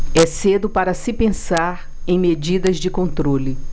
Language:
Portuguese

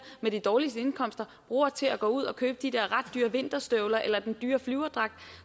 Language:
Danish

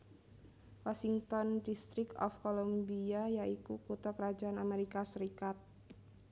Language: Javanese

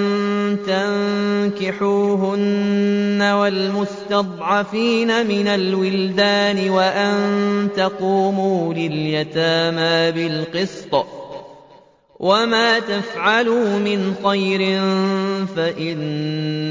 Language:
Arabic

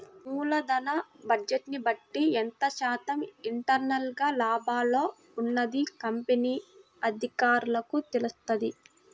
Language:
Telugu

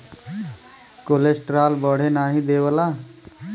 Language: Bhojpuri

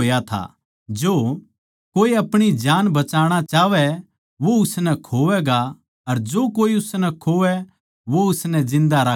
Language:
Haryanvi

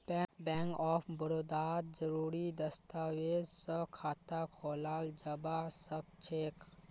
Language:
Magahi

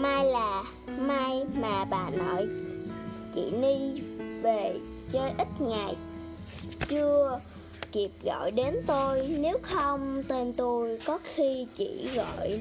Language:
Vietnamese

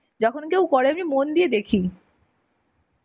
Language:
Bangla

